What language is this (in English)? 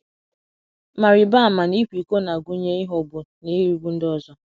Igbo